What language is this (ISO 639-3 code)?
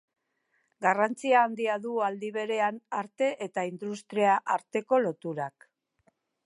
eus